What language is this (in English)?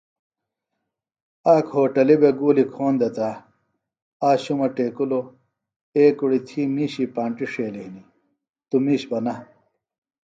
Phalura